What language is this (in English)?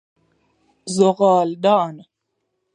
Persian